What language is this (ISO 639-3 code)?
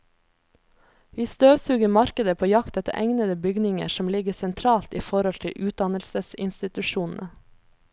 nor